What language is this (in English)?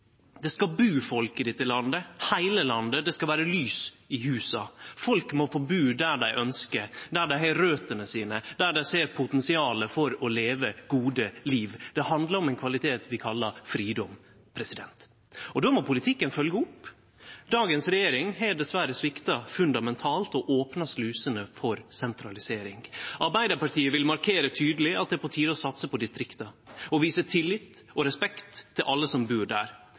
Norwegian Nynorsk